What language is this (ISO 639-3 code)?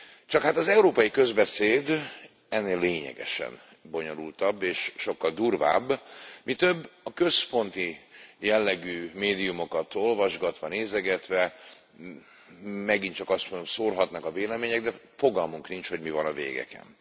hun